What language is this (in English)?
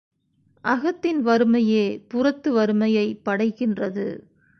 Tamil